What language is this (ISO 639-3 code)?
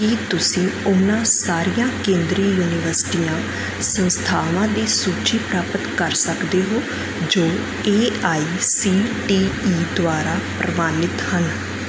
pan